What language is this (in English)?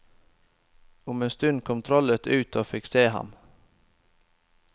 Norwegian